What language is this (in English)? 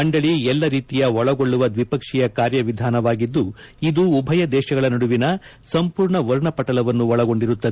Kannada